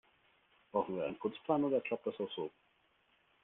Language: German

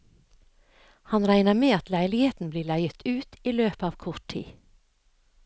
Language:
Norwegian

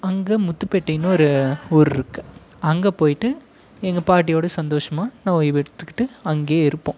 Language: Tamil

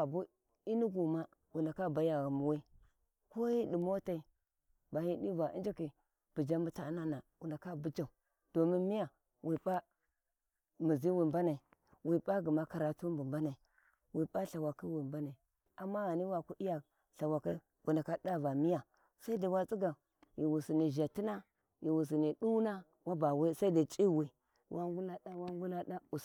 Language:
Warji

